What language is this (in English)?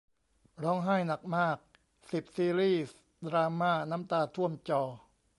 Thai